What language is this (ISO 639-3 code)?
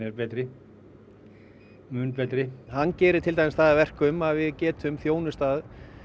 isl